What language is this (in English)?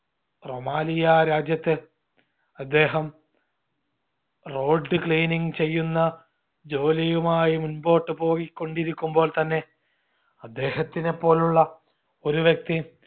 Malayalam